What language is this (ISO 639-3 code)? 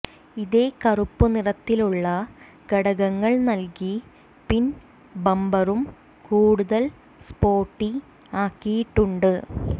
mal